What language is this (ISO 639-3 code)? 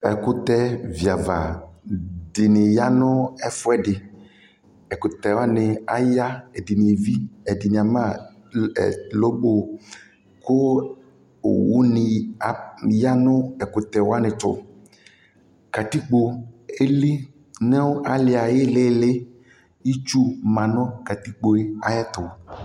kpo